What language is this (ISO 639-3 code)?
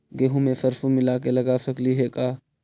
mag